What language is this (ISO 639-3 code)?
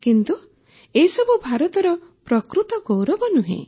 ori